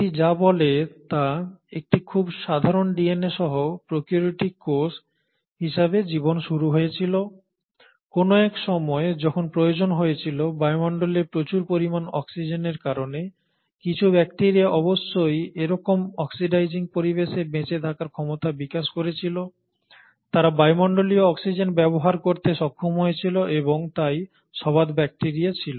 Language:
Bangla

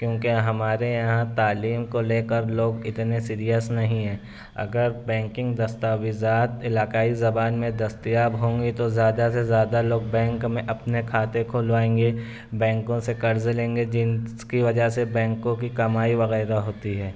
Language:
Urdu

